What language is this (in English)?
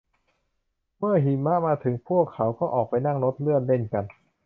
Thai